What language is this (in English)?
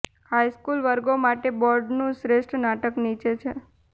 Gujarati